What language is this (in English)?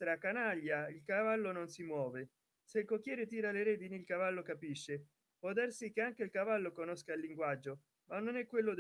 Italian